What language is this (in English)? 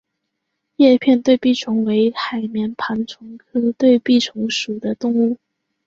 Chinese